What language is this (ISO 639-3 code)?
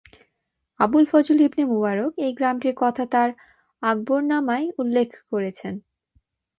ben